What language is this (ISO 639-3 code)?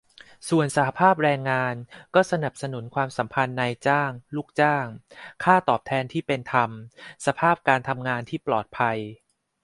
tha